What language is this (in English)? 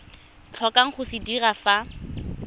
Tswana